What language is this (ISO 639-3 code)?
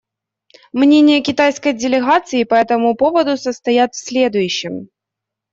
rus